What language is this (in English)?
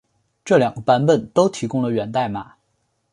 Chinese